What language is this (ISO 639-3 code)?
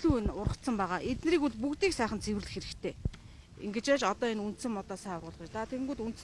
tur